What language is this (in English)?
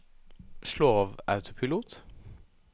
Norwegian